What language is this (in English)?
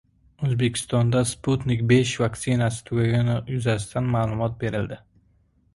Uzbek